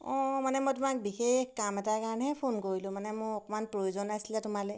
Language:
Assamese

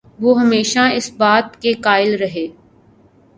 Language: Urdu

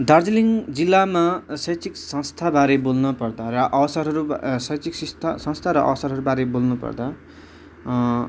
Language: Nepali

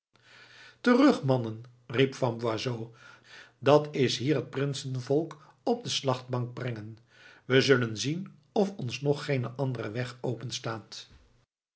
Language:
Dutch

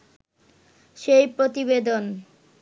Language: Bangla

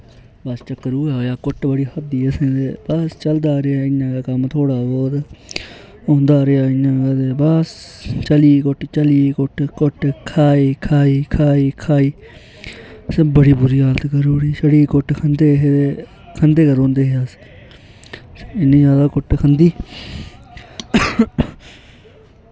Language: Dogri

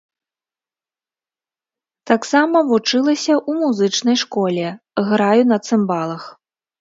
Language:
Belarusian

